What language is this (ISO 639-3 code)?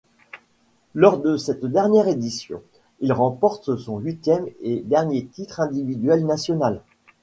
fra